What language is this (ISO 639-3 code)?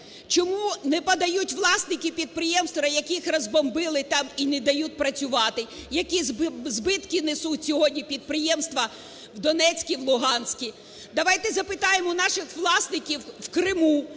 ukr